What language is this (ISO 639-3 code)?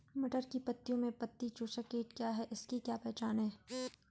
hin